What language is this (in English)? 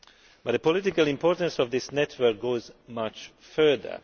English